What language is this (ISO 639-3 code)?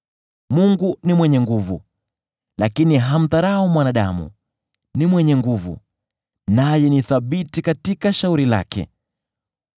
swa